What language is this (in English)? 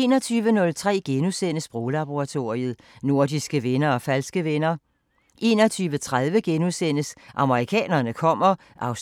Danish